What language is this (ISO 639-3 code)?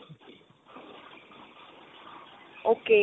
pan